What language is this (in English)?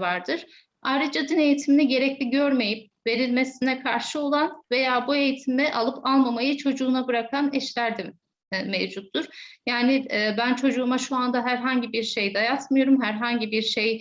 Turkish